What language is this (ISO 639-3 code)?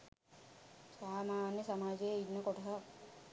sin